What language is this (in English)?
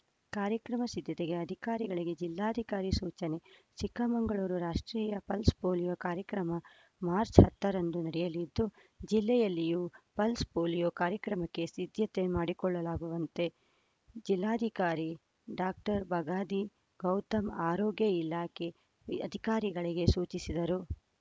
Kannada